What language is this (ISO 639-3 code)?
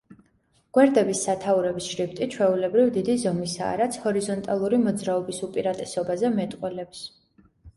kat